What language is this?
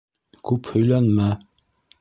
Bashkir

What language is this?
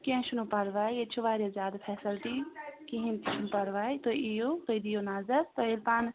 Kashmiri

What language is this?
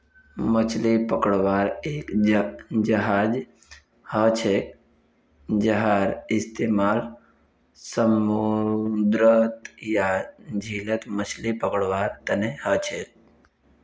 Magahi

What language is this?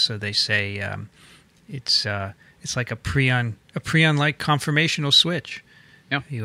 English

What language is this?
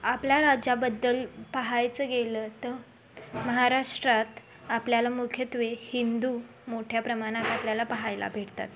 Marathi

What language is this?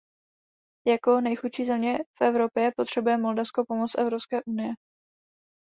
Czech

